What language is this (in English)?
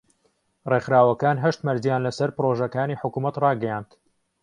Central Kurdish